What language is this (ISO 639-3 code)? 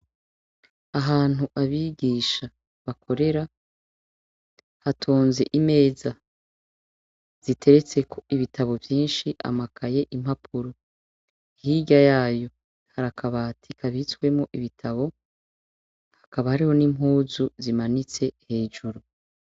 run